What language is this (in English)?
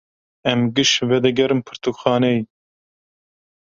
Kurdish